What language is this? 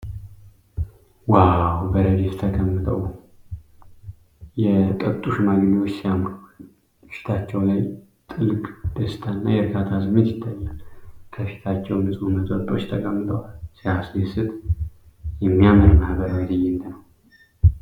Amharic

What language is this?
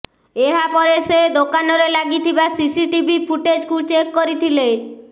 Odia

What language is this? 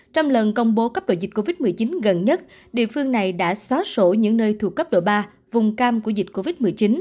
Vietnamese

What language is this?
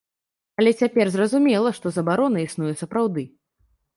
Belarusian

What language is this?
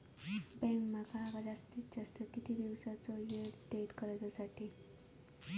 Marathi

